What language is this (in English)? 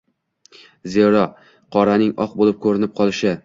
Uzbek